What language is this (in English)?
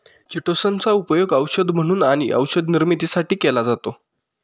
Marathi